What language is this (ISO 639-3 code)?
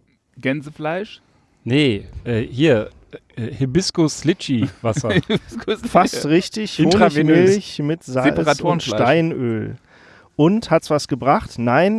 deu